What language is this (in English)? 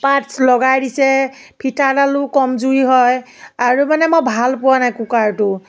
Assamese